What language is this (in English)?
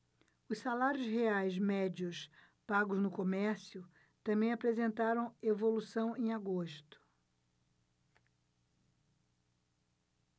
Portuguese